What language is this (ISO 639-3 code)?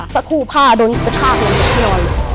tha